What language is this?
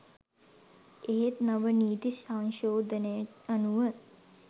Sinhala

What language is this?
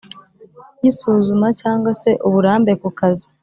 Kinyarwanda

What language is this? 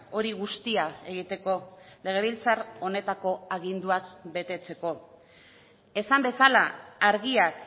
Basque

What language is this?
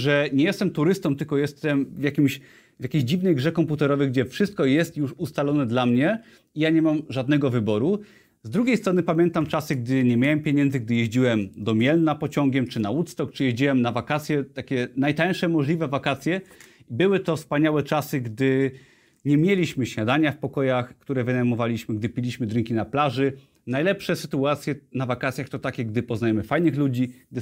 Polish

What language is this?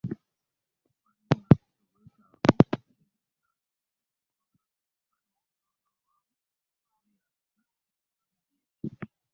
Ganda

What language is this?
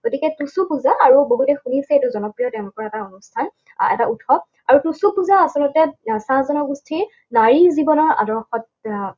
Assamese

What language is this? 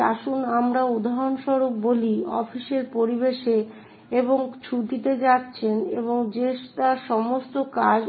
Bangla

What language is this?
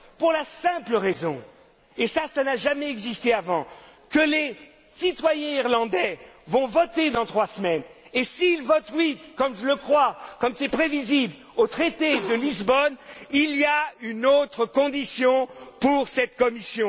French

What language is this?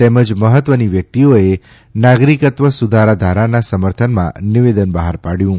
Gujarati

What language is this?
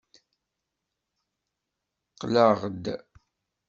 Kabyle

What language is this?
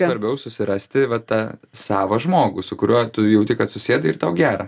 Lithuanian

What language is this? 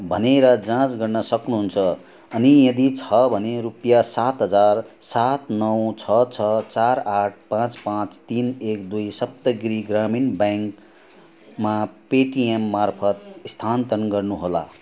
Nepali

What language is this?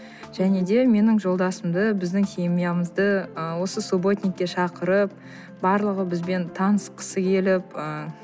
Kazakh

